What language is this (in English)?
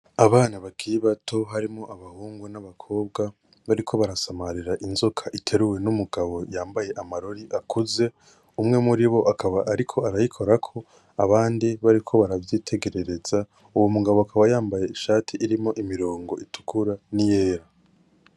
Rundi